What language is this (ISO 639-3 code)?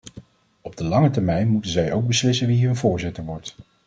nld